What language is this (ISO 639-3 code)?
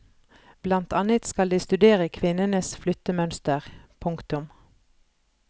nor